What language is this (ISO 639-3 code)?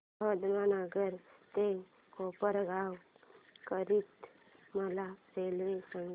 mar